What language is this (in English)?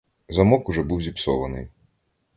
Ukrainian